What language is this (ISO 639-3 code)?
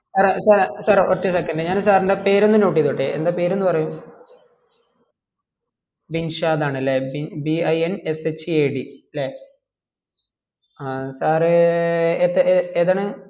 mal